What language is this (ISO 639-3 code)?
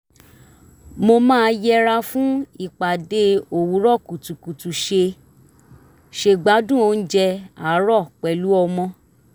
yor